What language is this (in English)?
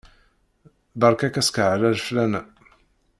Kabyle